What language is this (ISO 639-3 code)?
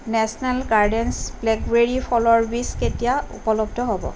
asm